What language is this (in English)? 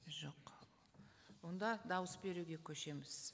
Kazakh